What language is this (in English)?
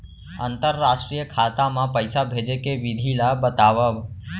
Chhattisgarhi